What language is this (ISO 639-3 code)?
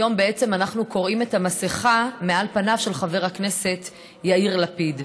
heb